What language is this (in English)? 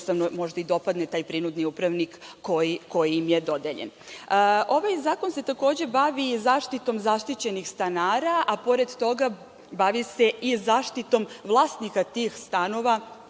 Serbian